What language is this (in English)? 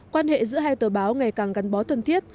Vietnamese